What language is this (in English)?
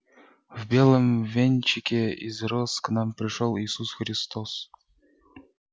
Russian